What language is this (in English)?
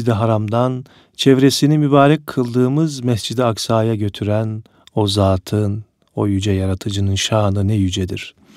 Turkish